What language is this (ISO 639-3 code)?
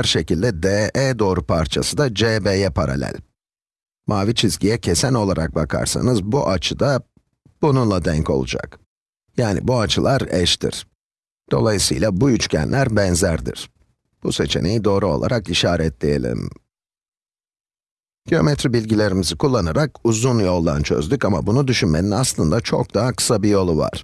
tur